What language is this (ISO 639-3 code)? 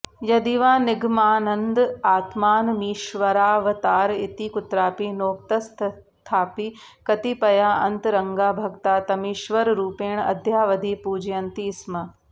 san